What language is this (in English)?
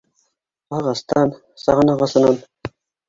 Bashkir